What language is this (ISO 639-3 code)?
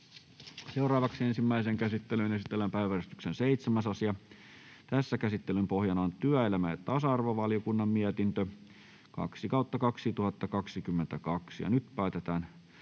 fin